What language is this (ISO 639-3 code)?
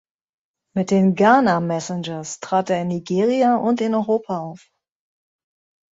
deu